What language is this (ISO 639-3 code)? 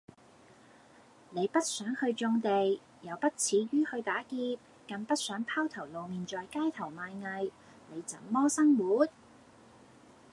yue